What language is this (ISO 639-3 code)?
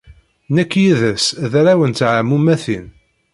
kab